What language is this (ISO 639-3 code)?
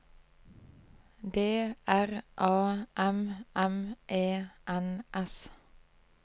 nor